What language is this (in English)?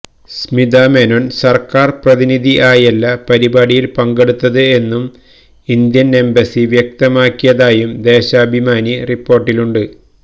Malayalam